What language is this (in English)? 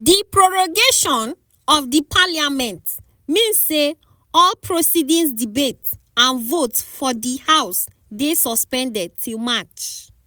Nigerian Pidgin